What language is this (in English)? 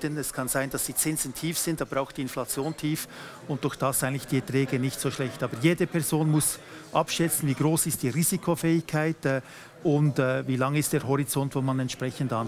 German